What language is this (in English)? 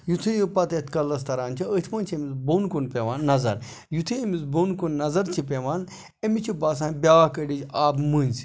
Kashmiri